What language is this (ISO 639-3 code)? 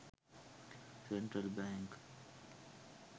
sin